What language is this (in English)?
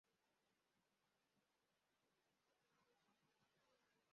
Swahili